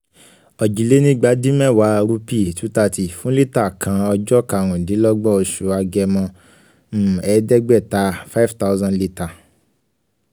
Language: Yoruba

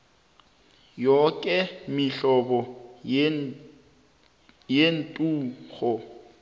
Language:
South Ndebele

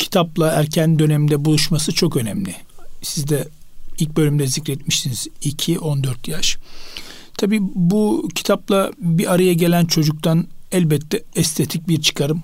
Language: Turkish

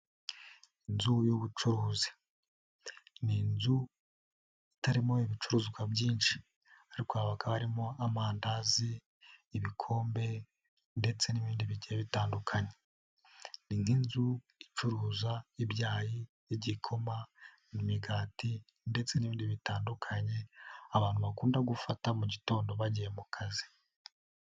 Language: Kinyarwanda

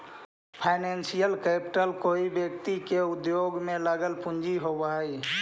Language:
Magahi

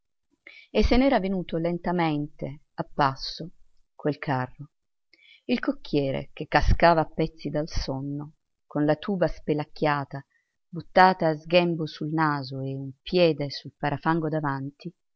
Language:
Italian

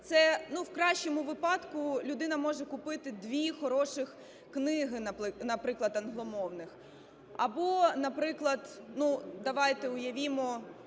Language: Ukrainian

